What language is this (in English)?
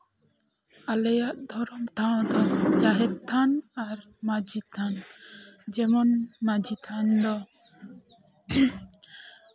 Santali